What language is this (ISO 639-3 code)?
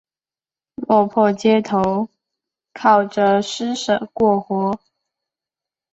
zho